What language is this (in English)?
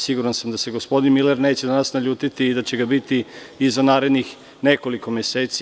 Serbian